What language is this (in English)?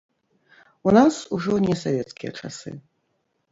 Belarusian